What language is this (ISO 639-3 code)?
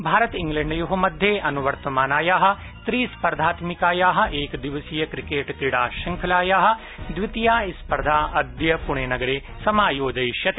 san